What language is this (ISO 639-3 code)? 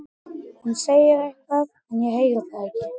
isl